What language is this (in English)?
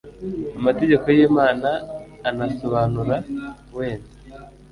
Kinyarwanda